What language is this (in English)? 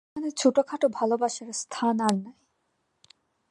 Bangla